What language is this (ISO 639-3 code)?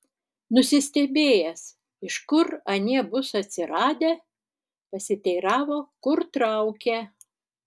lit